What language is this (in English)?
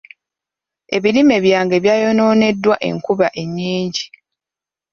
Ganda